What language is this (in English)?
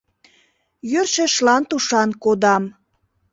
Mari